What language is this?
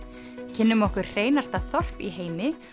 Icelandic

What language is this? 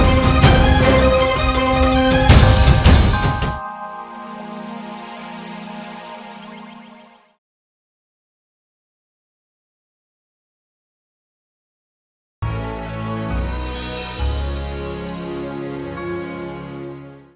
Indonesian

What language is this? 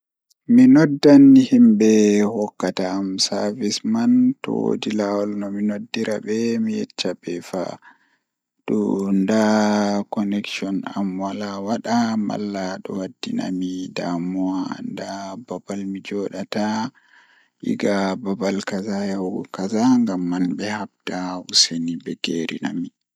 Fula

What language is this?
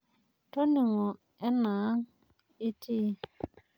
Masai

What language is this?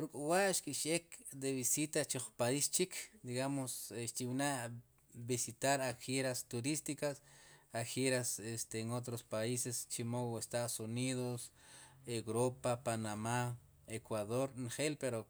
Sipacapense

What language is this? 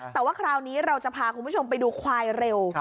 Thai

